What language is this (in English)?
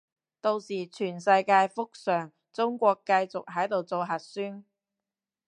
Cantonese